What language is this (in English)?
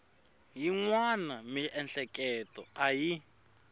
Tsonga